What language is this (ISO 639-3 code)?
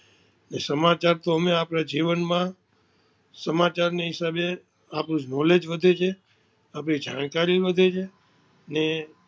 guj